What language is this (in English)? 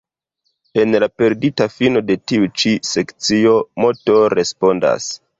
Esperanto